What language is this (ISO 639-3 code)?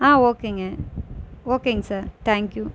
tam